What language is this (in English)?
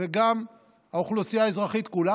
Hebrew